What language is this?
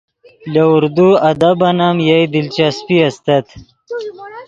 Yidgha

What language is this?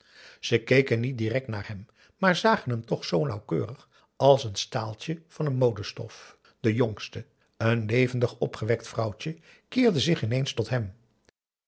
Dutch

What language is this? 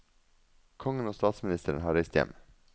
Norwegian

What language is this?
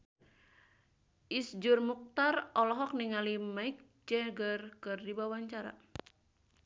Sundanese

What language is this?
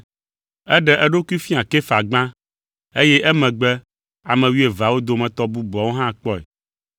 Ewe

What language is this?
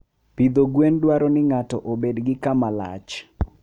Luo (Kenya and Tanzania)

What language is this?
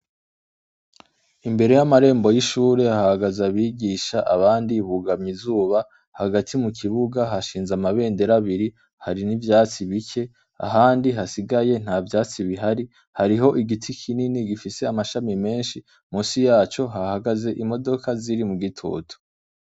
Rundi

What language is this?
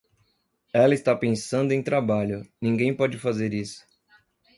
Portuguese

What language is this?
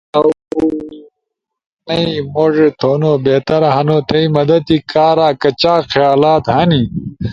Ushojo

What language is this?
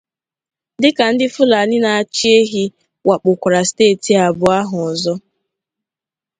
Igbo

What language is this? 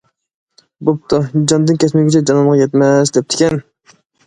Uyghur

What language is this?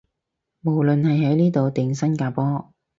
Cantonese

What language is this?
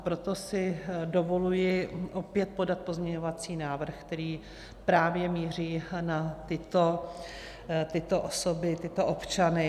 Czech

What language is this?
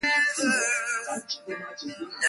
Swahili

